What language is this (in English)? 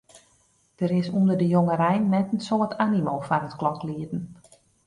Western Frisian